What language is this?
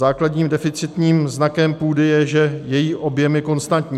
Czech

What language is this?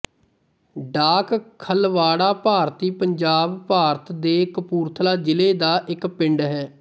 Punjabi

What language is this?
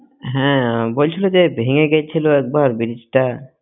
Bangla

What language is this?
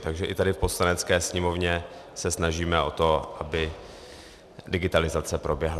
Czech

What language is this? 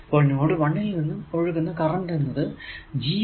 Malayalam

